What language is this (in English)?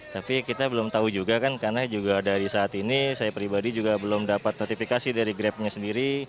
Indonesian